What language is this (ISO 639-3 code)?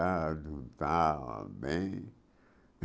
por